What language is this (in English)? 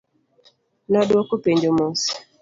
Luo (Kenya and Tanzania)